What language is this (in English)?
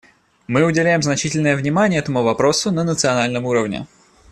Russian